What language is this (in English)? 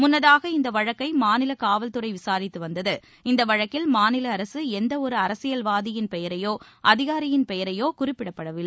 Tamil